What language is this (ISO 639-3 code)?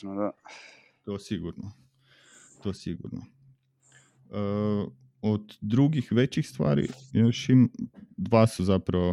hrv